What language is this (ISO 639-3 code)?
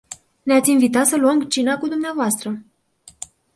ron